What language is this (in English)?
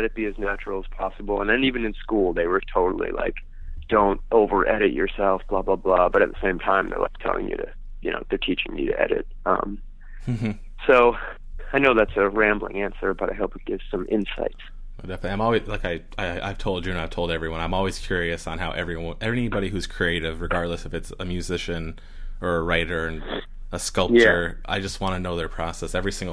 English